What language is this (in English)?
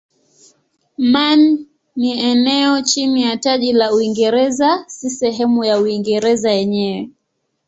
Swahili